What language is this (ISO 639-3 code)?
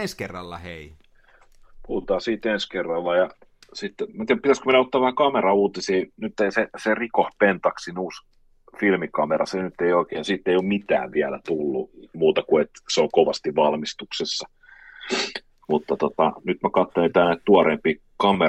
fin